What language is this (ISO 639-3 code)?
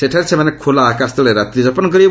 ori